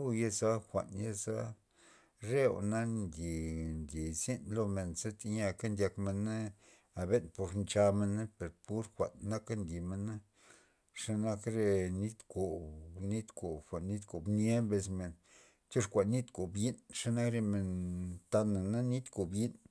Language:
Loxicha Zapotec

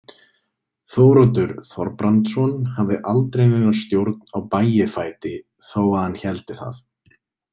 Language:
Icelandic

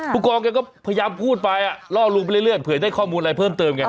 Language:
Thai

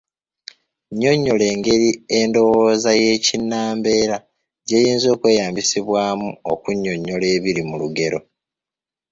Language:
Ganda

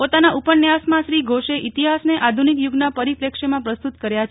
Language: Gujarati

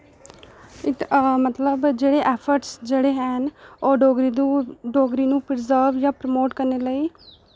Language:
Dogri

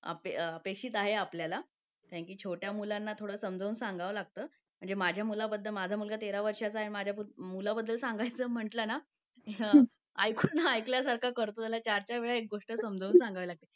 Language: Marathi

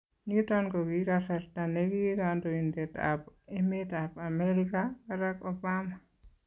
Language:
Kalenjin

